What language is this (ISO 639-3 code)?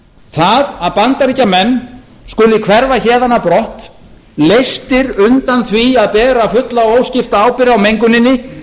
isl